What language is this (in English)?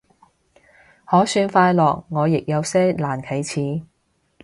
Cantonese